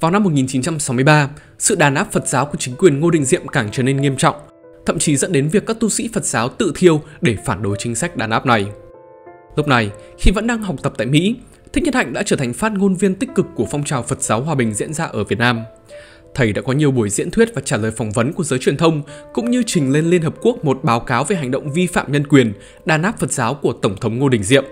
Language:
Vietnamese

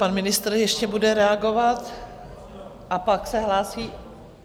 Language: Czech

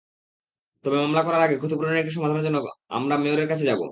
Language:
Bangla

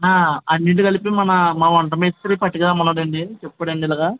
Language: Telugu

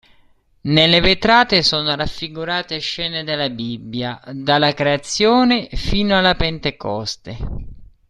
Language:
Italian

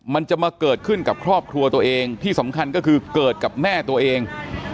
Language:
Thai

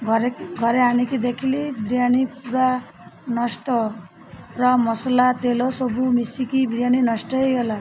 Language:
Odia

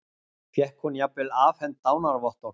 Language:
Icelandic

